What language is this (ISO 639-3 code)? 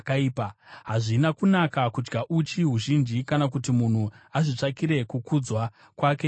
sna